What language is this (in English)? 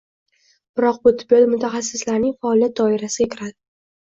Uzbek